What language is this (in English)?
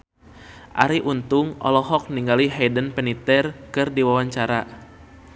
Sundanese